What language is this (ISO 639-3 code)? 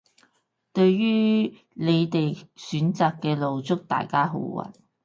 yue